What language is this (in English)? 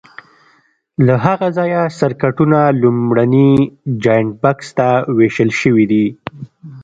Pashto